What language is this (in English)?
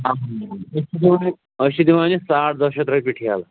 Kashmiri